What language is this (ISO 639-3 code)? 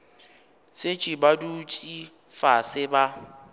nso